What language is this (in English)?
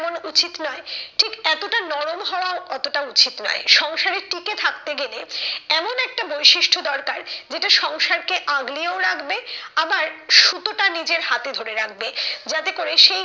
Bangla